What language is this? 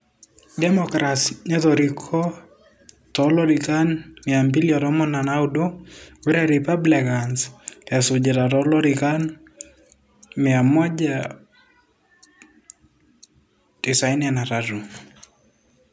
Masai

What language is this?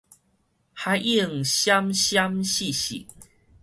Min Nan Chinese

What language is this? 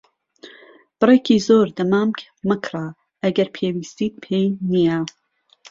Central Kurdish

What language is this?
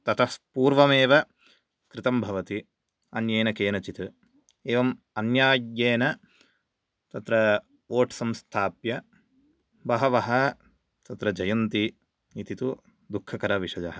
Sanskrit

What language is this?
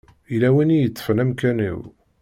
Kabyle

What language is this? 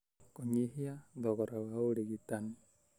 Kikuyu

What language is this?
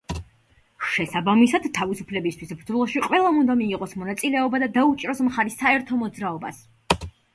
Georgian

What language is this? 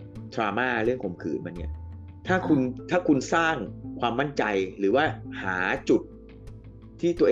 Thai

